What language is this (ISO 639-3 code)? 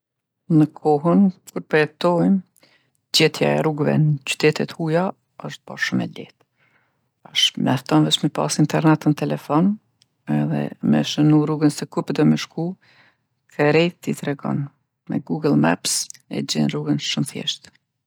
aln